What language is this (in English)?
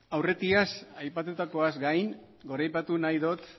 Basque